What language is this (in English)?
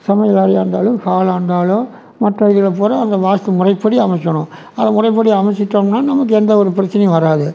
Tamil